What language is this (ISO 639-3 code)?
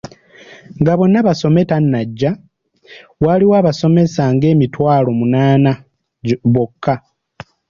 lug